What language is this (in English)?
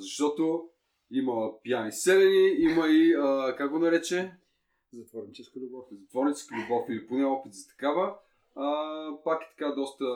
Bulgarian